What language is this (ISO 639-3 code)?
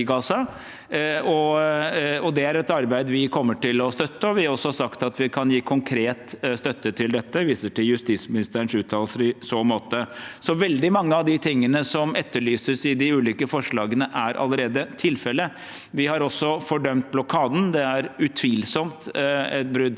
nor